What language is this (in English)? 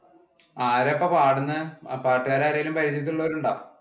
Malayalam